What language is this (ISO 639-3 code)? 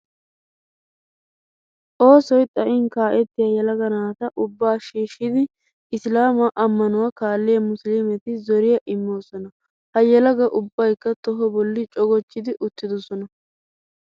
wal